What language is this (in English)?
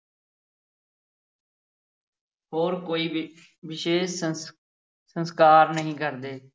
Punjabi